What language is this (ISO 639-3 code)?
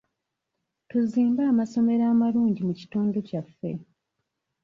lug